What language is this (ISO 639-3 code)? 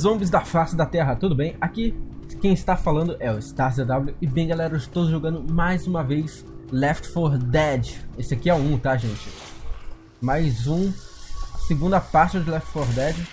por